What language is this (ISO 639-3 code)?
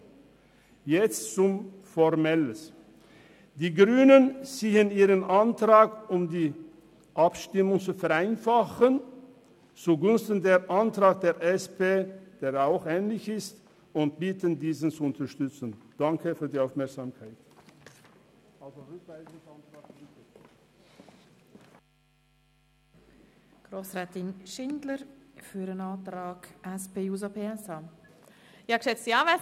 gsw